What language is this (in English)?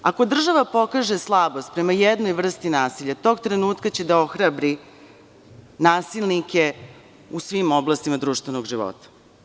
Serbian